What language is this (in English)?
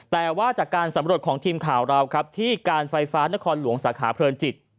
Thai